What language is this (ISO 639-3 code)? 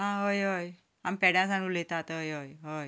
kok